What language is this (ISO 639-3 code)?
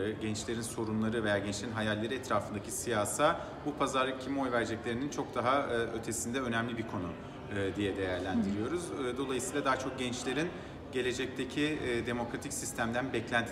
tur